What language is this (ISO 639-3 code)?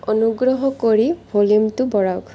asm